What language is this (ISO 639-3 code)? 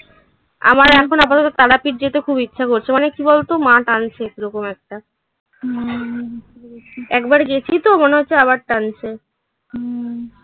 ben